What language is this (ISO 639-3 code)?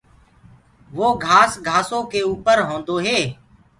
ggg